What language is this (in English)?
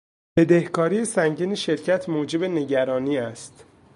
Persian